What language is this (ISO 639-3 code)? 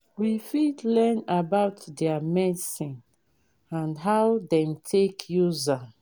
pcm